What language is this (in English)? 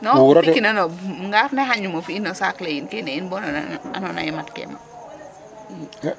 Serer